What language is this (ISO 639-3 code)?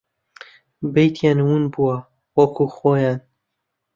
ckb